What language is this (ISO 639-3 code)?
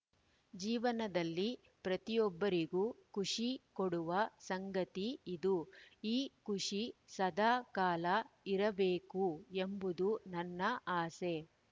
kan